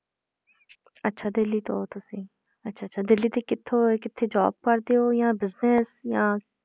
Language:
Punjabi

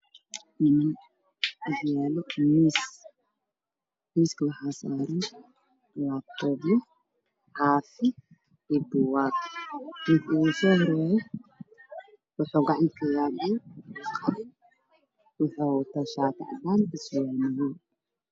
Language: Somali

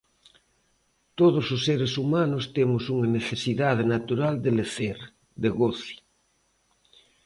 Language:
Galician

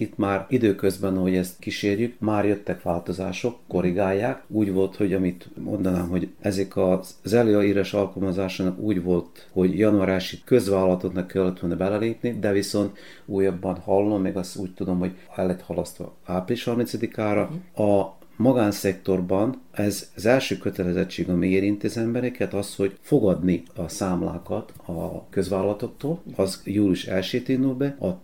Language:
Hungarian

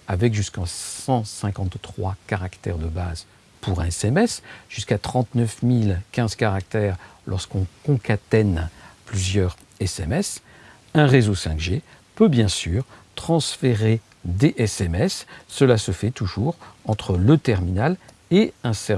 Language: French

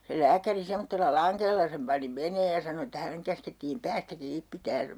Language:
Finnish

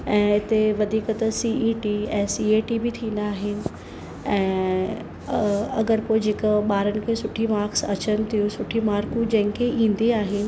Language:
Sindhi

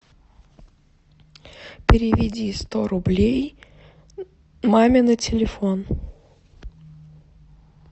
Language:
Russian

